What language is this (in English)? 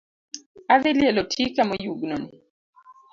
Luo (Kenya and Tanzania)